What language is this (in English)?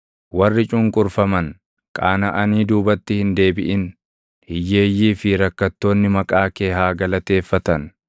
Oromo